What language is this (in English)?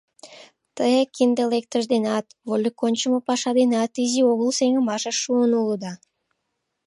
Mari